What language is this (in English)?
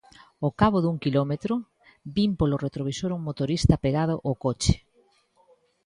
Galician